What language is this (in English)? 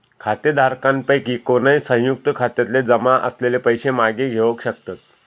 Marathi